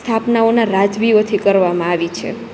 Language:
Gujarati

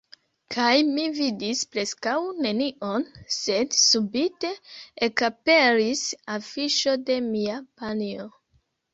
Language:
Esperanto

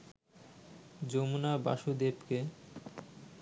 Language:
Bangla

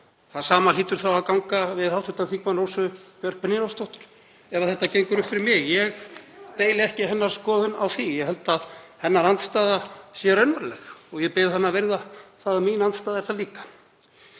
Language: Icelandic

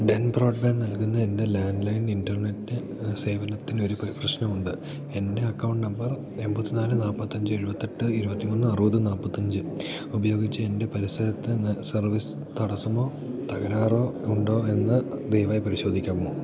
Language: Malayalam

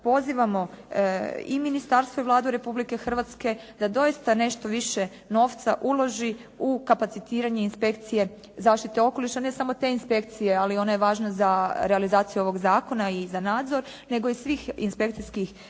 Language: Croatian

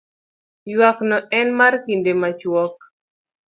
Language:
Luo (Kenya and Tanzania)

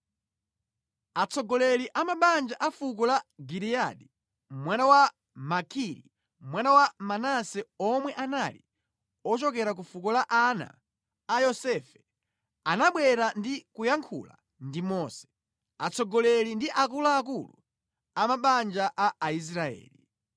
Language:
Nyanja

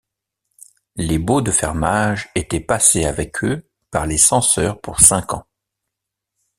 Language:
French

